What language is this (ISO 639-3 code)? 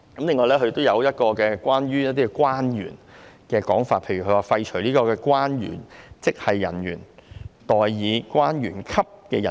yue